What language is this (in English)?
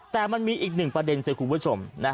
Thai